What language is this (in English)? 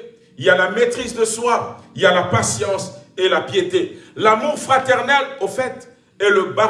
French